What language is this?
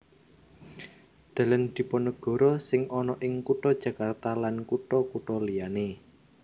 Javanese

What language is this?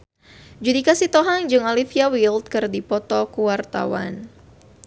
Sundanese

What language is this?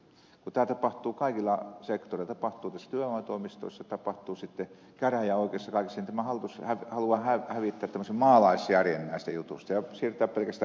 Finnish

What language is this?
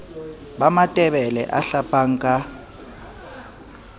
Southern Sotho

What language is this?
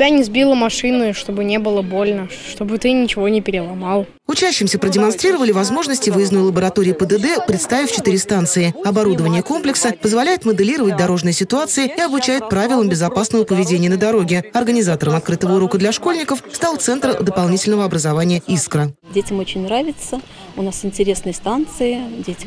Russian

